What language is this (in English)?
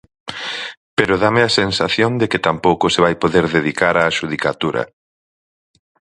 Galician